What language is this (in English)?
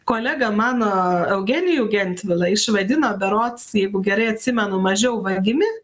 Lithuanian